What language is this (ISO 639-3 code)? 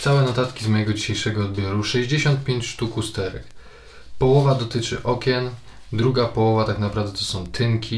pol